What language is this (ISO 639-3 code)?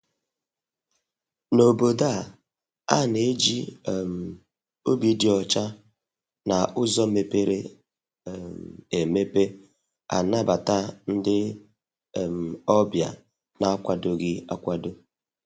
ibo